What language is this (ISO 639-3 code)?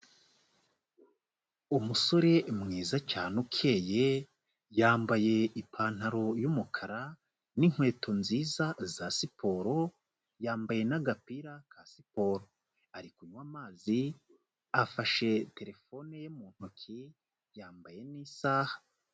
kin